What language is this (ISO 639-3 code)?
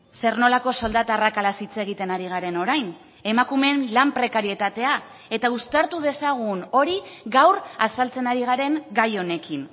eus